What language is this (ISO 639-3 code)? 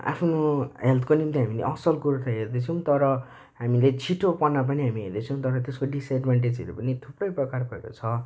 nep